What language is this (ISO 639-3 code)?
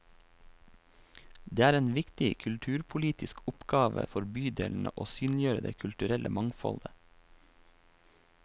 nor